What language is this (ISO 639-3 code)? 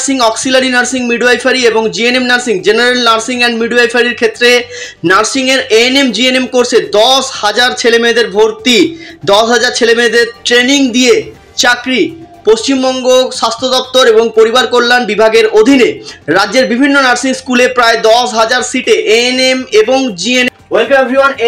ben